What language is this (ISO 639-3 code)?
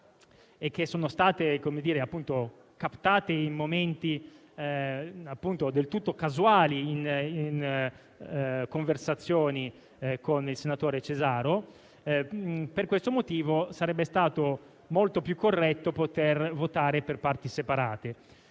ita